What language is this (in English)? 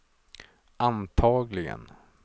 Swedish